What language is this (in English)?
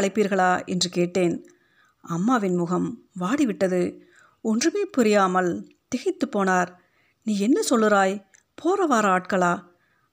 Tamil